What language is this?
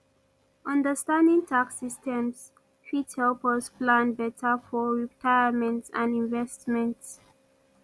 Nigerian Pidgin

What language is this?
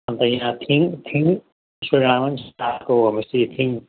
Nepali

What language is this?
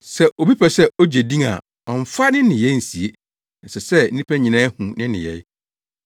Akan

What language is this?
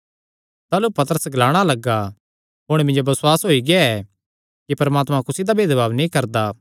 Kangri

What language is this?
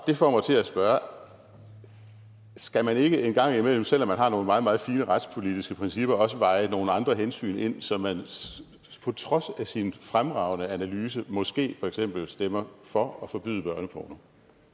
Danish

